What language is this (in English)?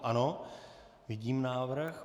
Czech